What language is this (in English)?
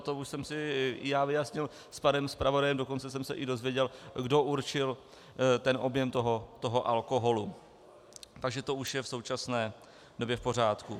Czech